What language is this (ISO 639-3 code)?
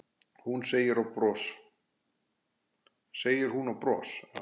isl